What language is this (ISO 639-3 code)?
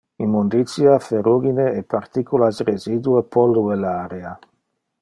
ina